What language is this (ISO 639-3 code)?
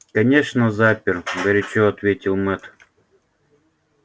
rus